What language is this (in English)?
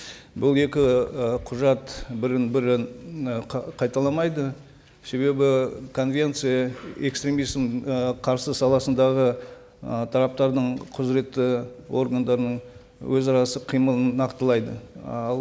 Kazakh